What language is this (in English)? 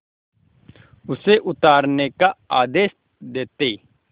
Hindi